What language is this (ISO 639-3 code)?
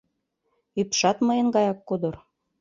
chm